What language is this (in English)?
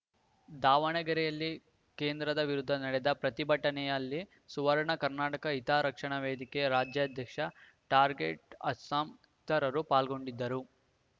Kannada